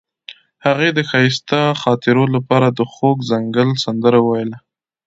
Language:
Pashto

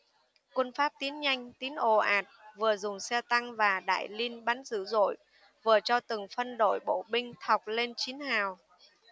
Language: Vietnamese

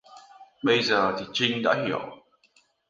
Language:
Vietnamese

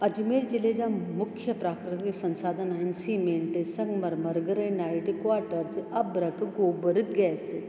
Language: Sindhi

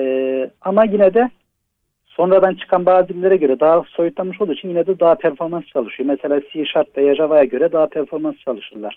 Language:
Turkish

